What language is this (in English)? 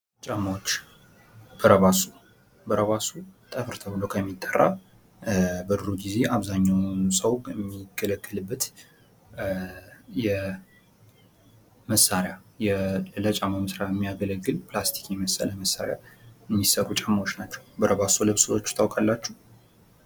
Amharic